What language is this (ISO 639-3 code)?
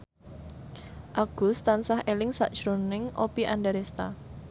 jav